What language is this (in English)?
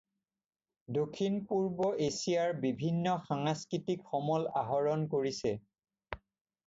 Assamese